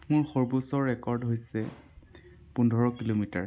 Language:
Assamese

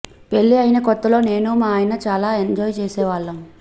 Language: Telugu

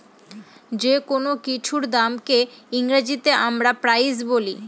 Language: Bangla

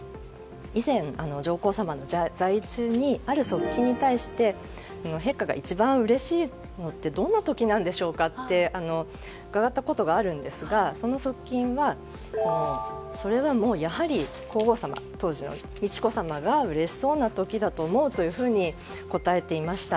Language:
Japanese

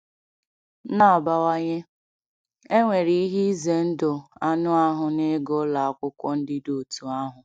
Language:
Igbo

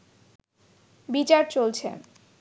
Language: Bangla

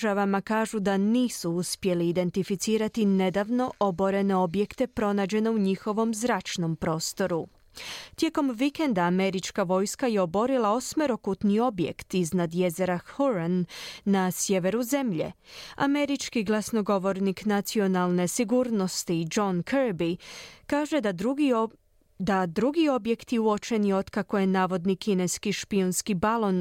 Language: Croatian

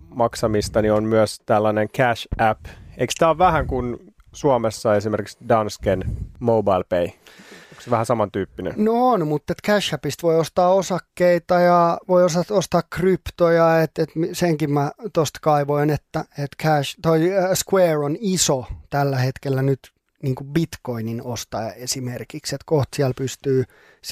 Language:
Finnish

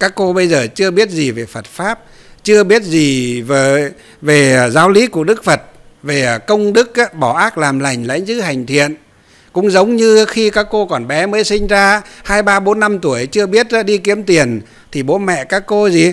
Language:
Vietnamese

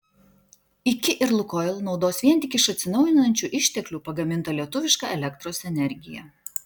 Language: Lithuanian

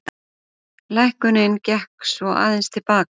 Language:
Icelandic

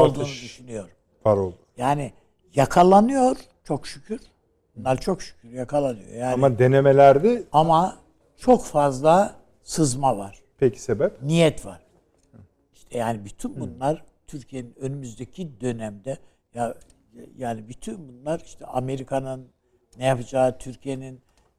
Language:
Turkish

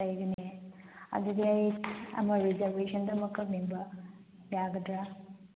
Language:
Manipuri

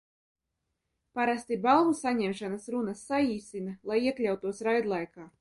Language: Latvian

